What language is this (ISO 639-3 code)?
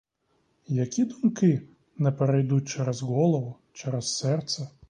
ukr